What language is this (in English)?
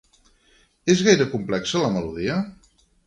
Catalan